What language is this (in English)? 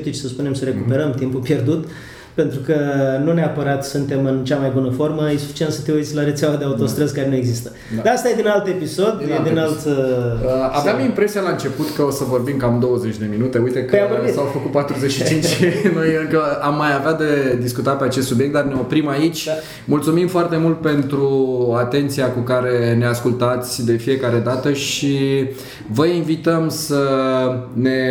Romanian